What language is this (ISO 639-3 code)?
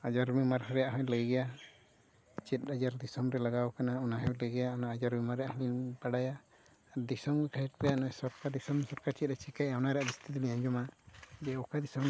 sat